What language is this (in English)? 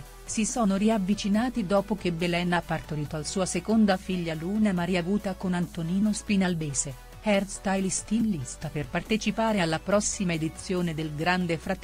Italian